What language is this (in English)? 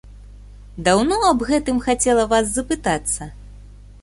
Belarusian